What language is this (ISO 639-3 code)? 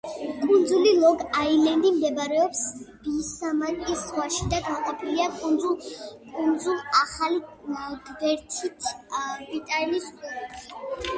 kat